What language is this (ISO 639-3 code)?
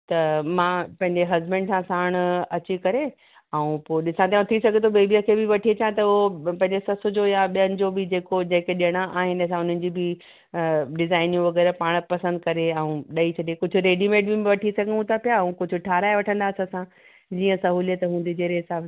snd